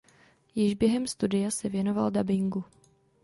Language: Czech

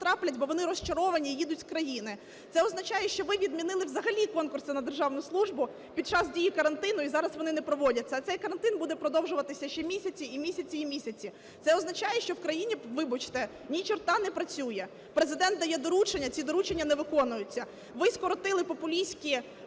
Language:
Ukrainian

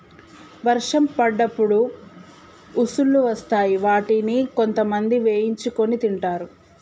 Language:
Telugu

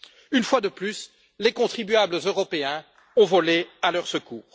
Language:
French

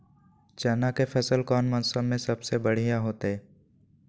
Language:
Magahi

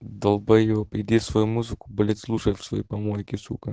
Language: Russian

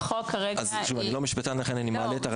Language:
Hebrew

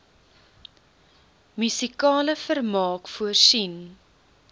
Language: Afrikaans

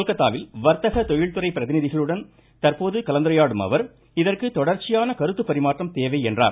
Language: Tamil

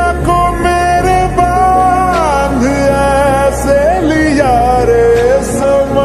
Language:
Arabic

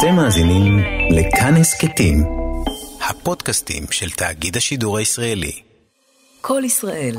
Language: Hebrew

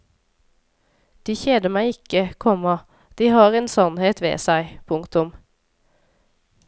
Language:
Norwegian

